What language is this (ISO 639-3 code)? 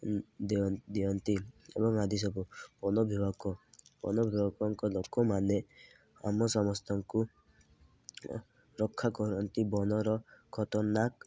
ori